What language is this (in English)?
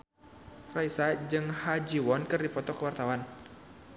Sundanese